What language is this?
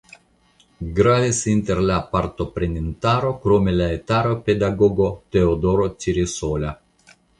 Esperanto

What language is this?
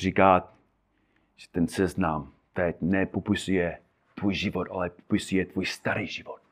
Czech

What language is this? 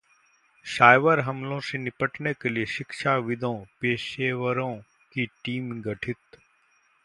Hindi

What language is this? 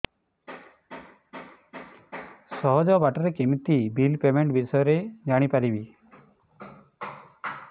Odia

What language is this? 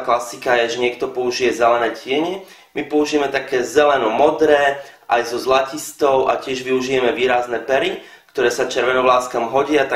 Slovak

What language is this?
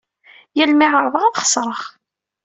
Kabyle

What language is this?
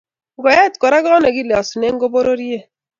Kalenjin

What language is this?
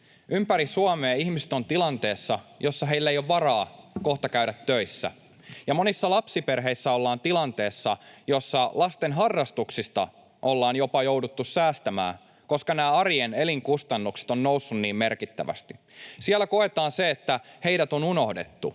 Finnish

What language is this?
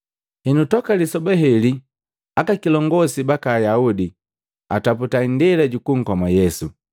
Matengo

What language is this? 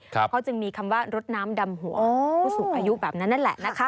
Thai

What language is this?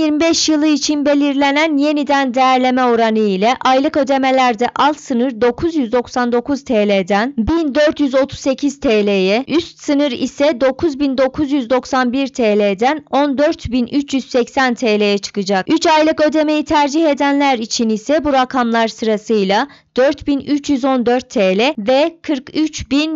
Turkish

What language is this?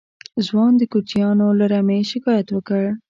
Pashto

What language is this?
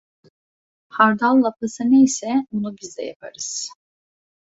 Turkish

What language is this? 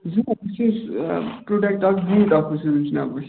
Kashmiri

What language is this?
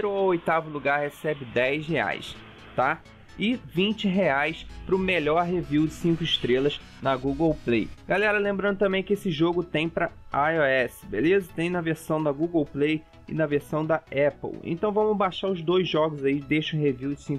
Portuguese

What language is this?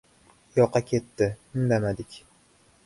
Uzbek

